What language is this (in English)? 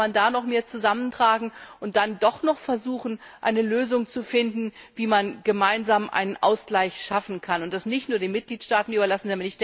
German